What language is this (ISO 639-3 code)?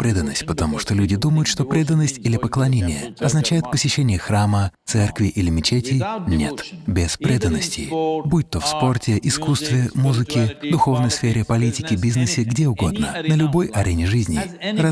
rus